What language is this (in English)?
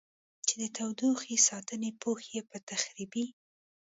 Pashto